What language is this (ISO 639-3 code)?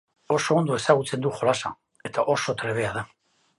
eus